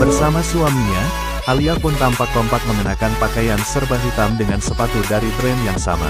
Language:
Indonesian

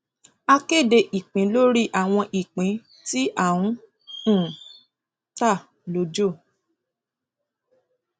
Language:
Yoruba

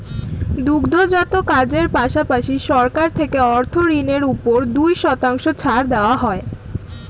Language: Bangla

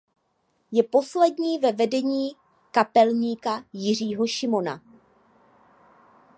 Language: Czech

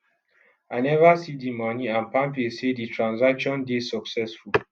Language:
Nigerian Pidgin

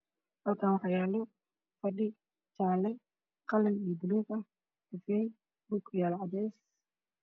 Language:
Somali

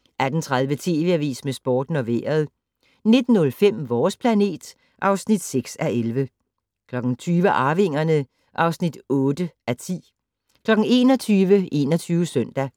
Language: Danish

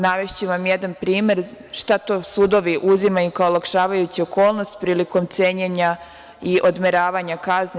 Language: Serbian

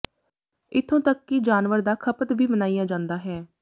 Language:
Punjabi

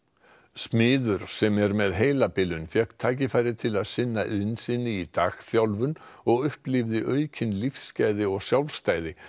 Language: Icelandic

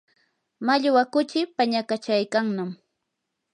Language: Yanahuanca Pasco Quechua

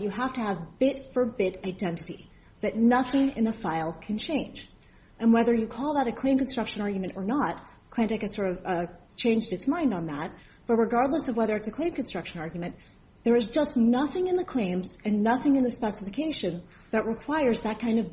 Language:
English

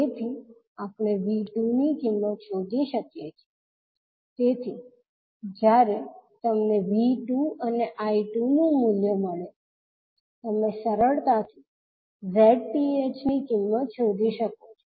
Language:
Gujarati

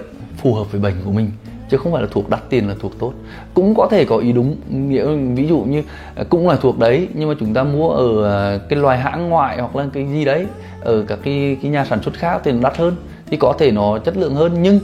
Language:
Vietnamese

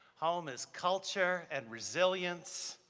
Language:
English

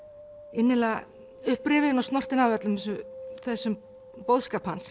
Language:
Icelandic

